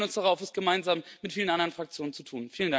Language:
German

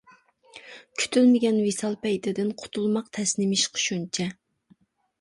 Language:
Uyghur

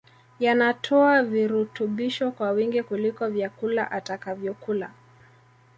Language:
Swahili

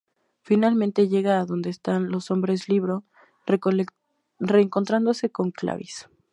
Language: Spanish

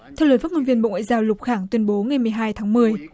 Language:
Vietnamese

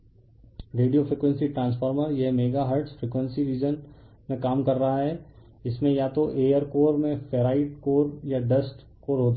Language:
Hindi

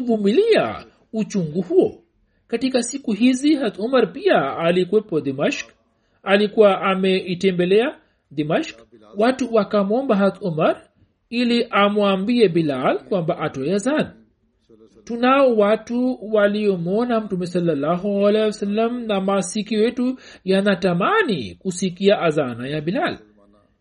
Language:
Swahili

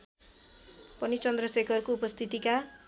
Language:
Nepali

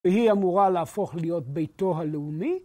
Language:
Hebrew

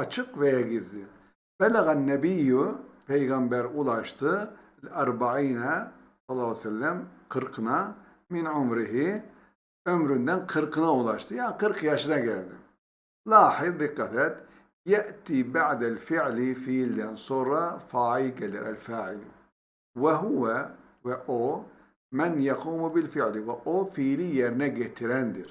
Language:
Turkish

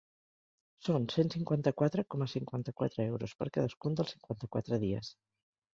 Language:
Catalan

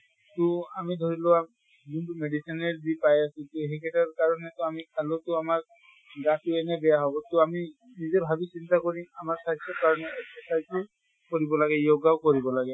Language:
Assamese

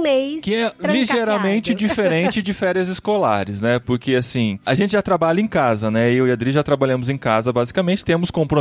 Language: Portuguese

